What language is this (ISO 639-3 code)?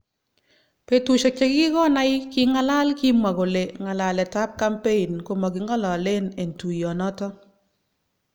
kln